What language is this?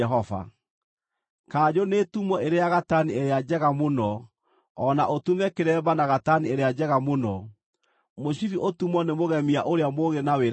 Kikuyu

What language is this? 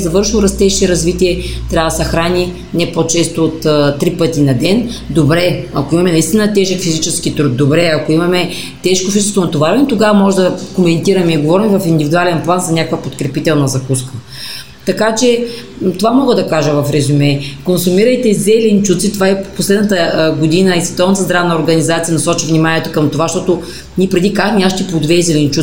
Bulgarian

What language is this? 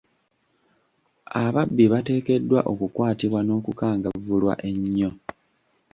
Ganda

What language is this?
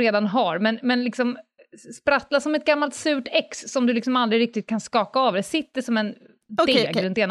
Swedish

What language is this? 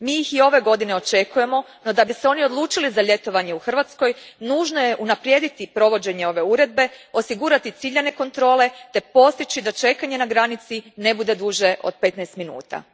Croatian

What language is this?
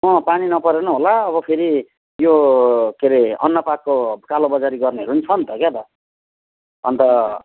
Nepali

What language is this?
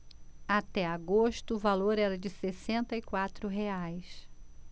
Portuguese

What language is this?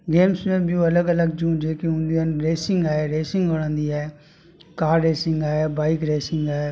Sindhi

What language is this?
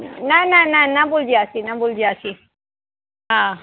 Sindhi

